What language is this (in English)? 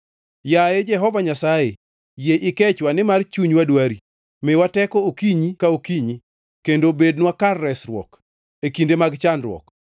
Luo (Kenya and Tanzania)